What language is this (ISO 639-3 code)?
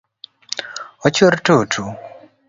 luo